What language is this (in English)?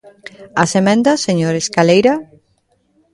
Galician